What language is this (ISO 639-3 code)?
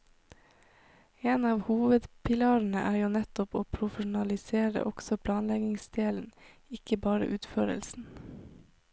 nor